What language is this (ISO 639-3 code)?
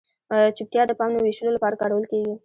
pus